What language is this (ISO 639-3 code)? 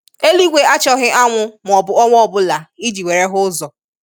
ibo